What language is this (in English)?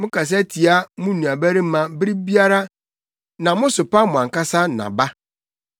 Akan